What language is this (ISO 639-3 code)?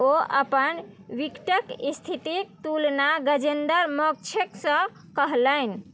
mai